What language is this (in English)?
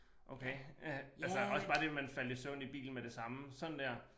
Danish